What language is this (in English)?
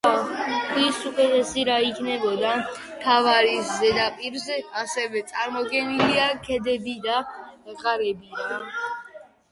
Georgian